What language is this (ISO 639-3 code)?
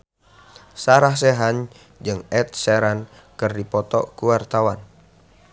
sun